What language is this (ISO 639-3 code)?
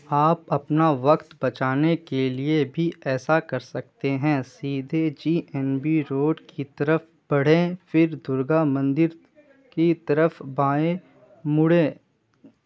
urd